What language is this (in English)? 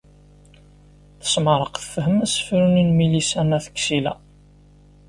Kabyle